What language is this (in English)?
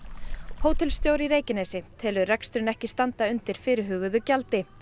Icelandic